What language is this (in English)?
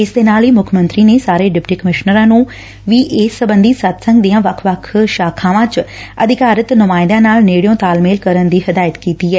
Punjabi